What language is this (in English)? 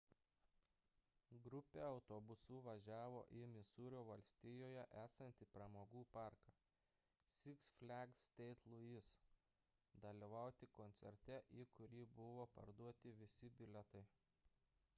Lithuanian